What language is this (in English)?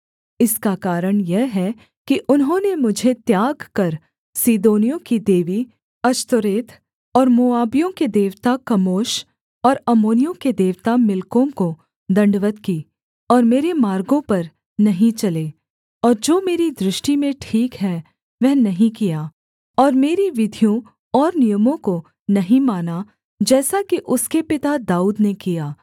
Hindi